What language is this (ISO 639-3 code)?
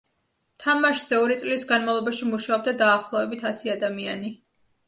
kat